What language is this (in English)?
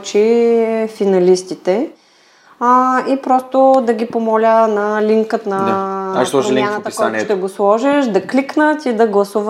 Bulgarian